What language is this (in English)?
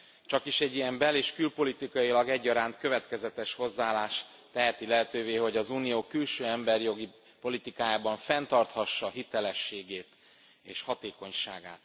Hungarian